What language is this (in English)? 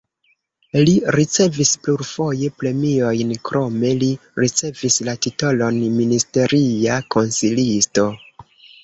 Esperanto